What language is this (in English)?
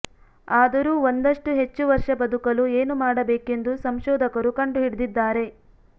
Kannada